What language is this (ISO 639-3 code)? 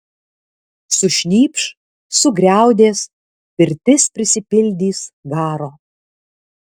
lit